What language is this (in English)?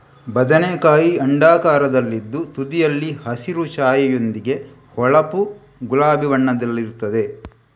Kannada